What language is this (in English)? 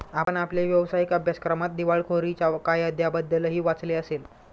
Marathi